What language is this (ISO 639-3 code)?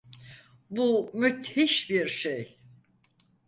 tur